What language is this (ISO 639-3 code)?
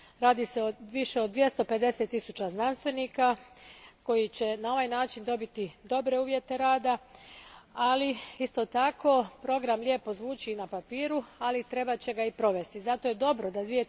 hrv